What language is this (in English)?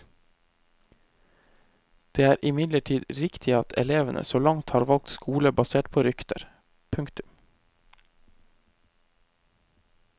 Norwegian